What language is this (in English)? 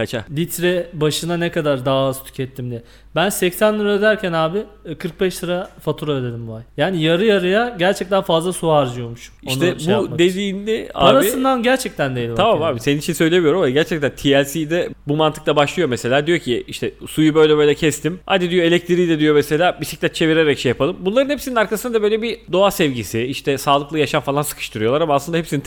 Turkish